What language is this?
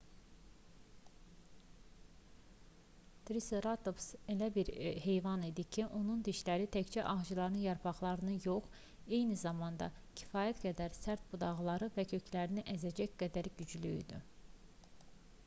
Azerbaijani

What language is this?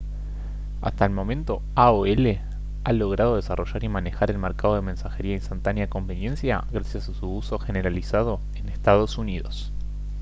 Spanish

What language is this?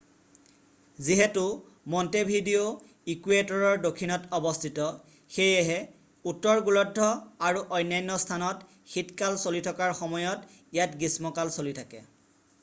Assamese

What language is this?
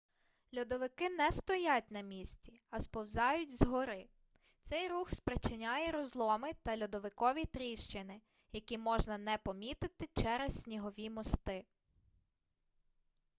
Ukrainian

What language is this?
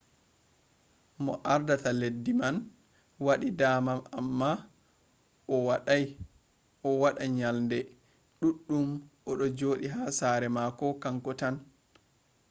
Fula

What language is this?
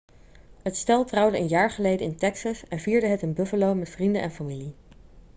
Dutch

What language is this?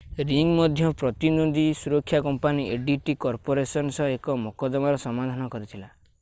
Odia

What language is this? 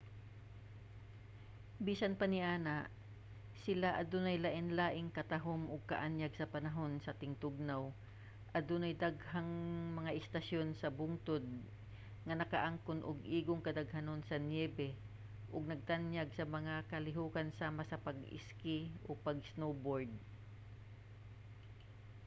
Cebuano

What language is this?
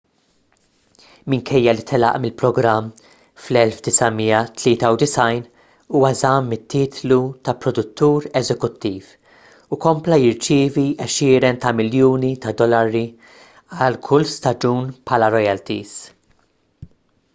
Maltese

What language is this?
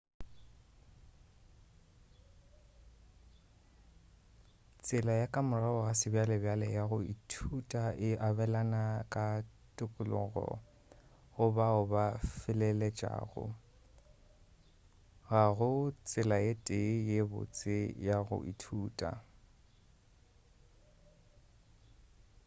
Northern Sotho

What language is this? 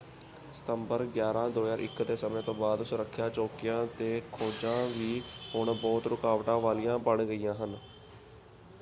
Punjabi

